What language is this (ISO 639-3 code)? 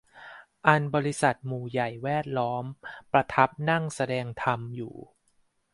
tha